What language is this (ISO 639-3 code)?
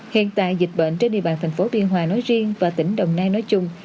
vie